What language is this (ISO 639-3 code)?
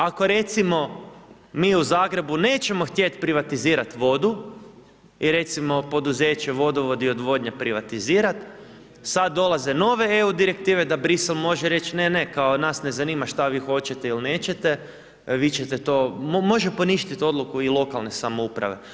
hrv